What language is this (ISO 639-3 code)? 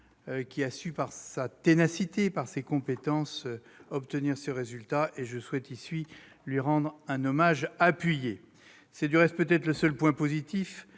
fra